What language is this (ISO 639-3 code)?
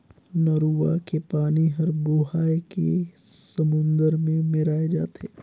hne